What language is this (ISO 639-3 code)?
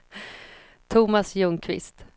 swe